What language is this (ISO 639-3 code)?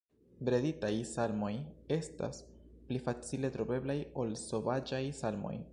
epo